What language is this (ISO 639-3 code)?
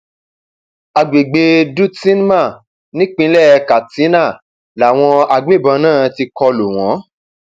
yor